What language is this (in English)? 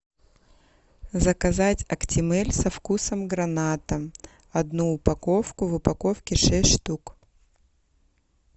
Russian